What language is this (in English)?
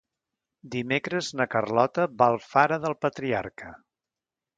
Catalan